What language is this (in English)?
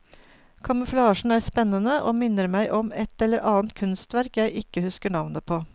Norwegian